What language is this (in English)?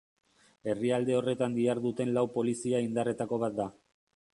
Basque